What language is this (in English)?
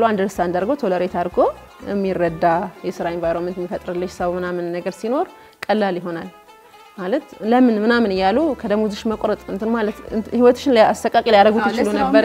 Arabic